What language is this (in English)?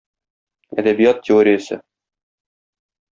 Tatar